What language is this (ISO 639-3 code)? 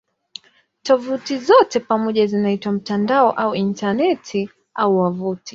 swa